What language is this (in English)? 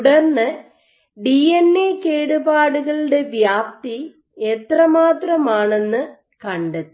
Malayalam